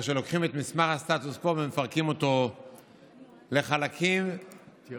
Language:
Hebrew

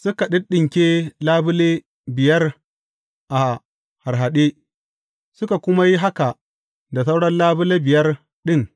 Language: Hausa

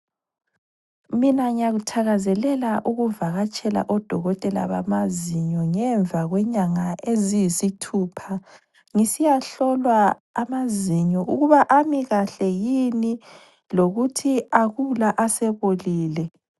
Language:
North Ndebele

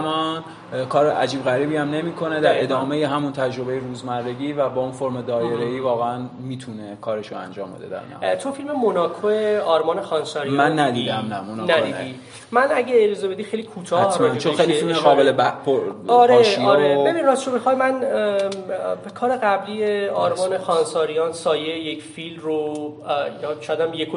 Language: Persian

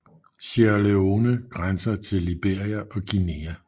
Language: Danish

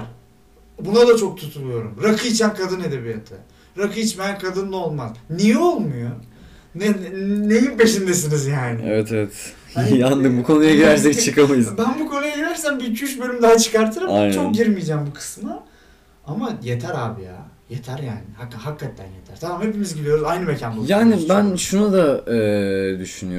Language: Turkish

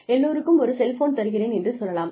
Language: Tamil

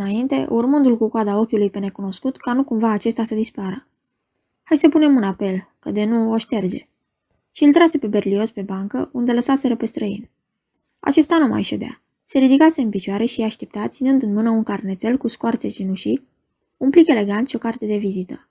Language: Romanian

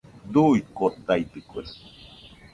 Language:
Nüpode Huitoto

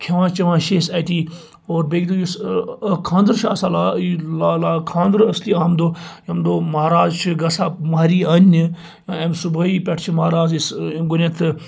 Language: Kashmiri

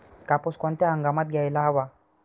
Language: Marathi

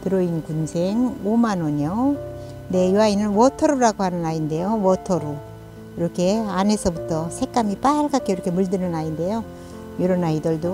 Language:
Korean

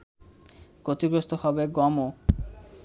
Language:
Bangla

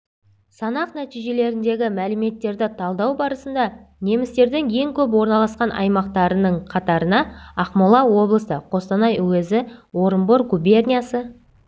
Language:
Kazakh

